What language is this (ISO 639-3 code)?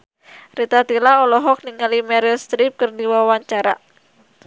sun